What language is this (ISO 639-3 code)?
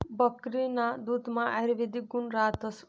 mar